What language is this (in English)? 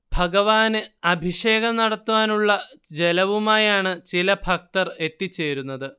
Malayalam